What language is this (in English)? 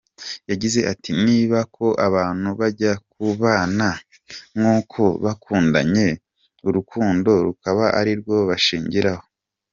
Kinyarwanda